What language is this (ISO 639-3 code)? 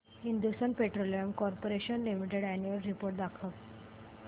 mar